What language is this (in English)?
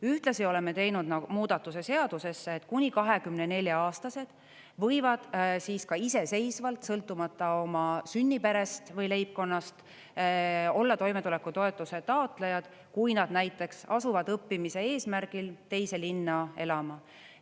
Estonian